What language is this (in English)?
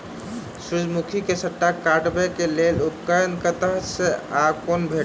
Maithili